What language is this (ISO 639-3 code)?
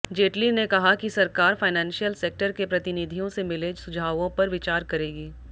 hin